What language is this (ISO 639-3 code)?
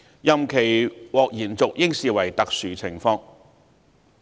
yue